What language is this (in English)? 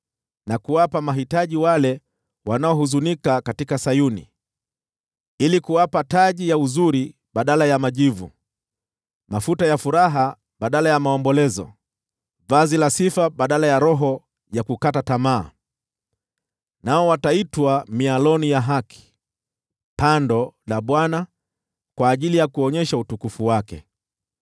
Swahili